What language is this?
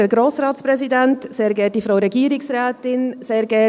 Swiss German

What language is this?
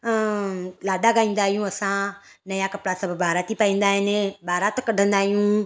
Sindhi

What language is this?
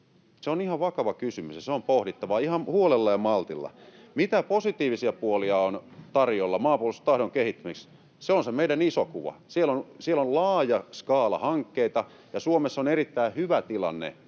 Finnish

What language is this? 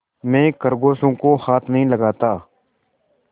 Hindi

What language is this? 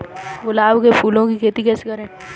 Hindi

